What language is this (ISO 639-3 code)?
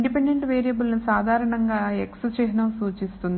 tel